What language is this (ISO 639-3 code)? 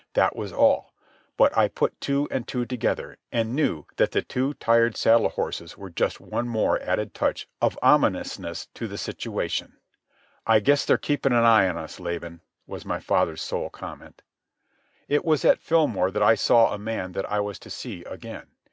eng